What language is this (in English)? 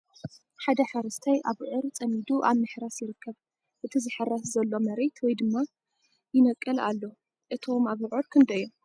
Tigrinya